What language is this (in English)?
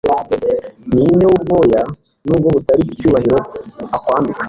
Kinyarwanda